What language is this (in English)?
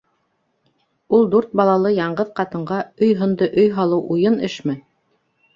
Bashkir